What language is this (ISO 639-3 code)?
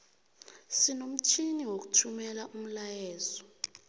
nbl